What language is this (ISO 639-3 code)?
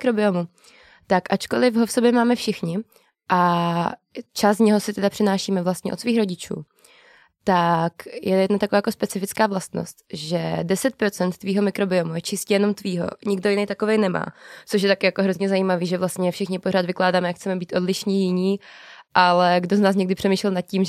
ces